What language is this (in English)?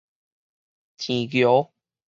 Min Nan Chinese